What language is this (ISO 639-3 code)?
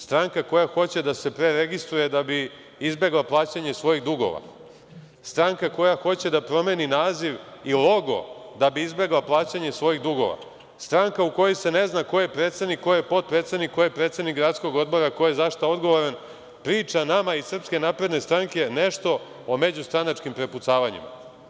srp